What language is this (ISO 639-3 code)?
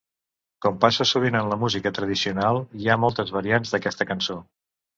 cat